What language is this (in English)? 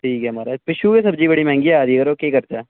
Dogri